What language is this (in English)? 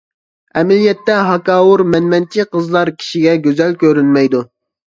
Uyghur